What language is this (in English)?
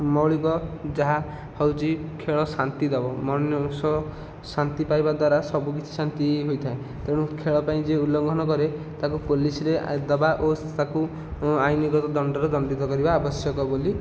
Odia